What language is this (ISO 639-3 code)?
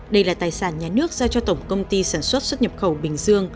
vie